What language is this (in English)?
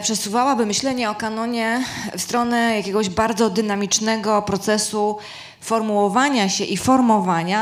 Polish